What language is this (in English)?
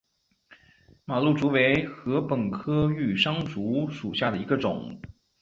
Chinese